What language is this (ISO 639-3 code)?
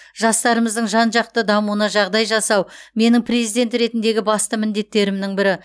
kaz